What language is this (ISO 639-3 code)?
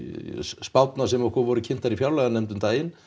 isl